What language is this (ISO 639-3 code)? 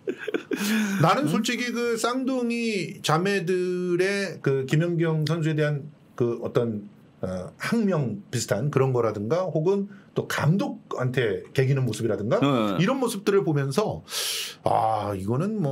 kor